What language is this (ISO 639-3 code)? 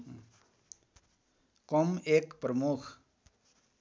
nep